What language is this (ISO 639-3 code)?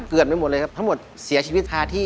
tha